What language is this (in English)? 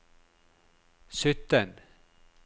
Norwegian